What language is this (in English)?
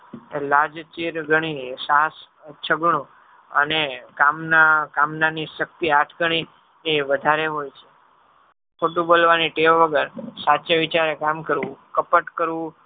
Gujarati